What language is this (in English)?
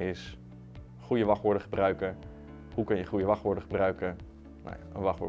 Dutch